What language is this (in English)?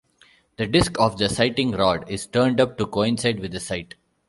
English